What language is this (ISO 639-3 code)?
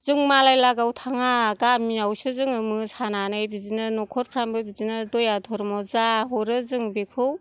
brx